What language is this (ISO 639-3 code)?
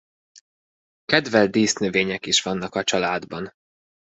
hun